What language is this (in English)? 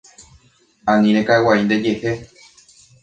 Guarani